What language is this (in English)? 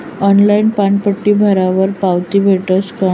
Marathi